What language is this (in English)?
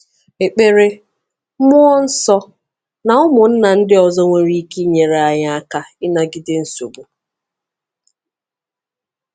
Igbo